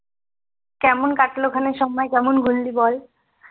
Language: Bangla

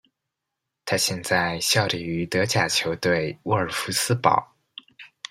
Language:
Chinese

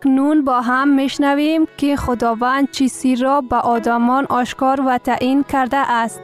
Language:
Persian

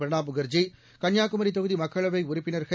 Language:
Tamil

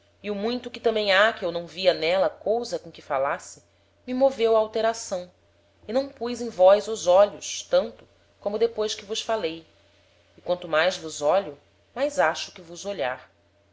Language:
Portuguese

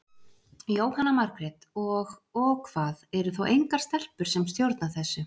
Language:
Icelandic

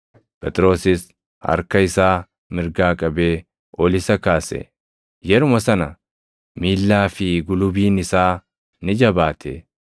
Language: Oromo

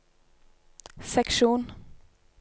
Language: Norwegian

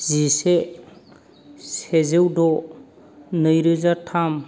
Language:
Bodo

